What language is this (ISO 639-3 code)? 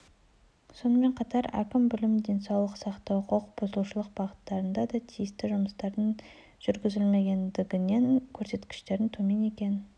kaz